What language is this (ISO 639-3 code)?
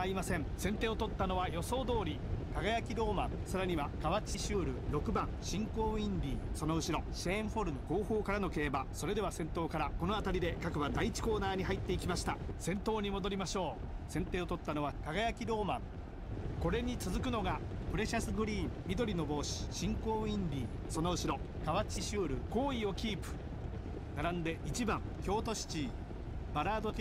jpn